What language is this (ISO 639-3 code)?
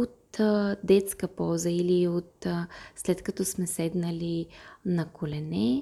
bul